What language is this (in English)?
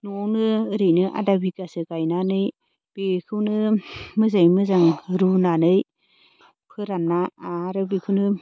Bodo